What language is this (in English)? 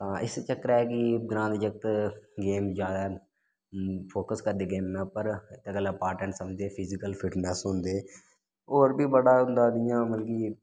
Dogri